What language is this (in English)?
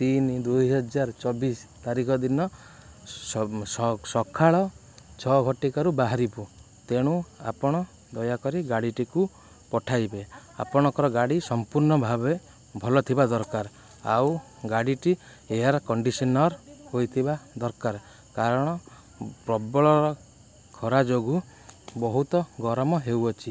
Odia